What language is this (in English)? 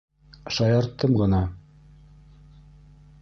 Bashkir